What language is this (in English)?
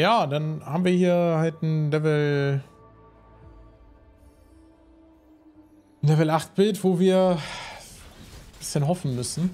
German